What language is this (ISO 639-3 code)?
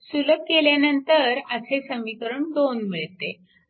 mar